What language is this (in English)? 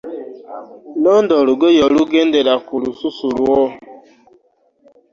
Ganda